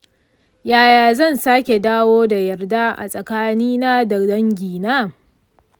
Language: Hausa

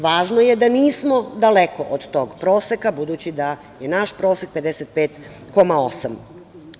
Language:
Serbian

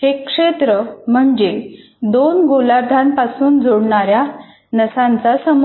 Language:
Marathi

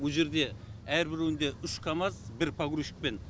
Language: Kazakh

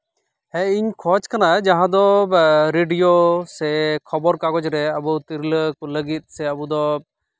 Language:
Santali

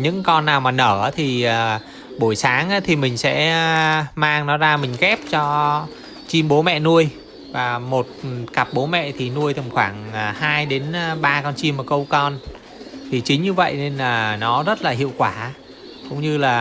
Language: Vietnamese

